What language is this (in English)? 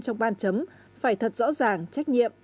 Vietnamese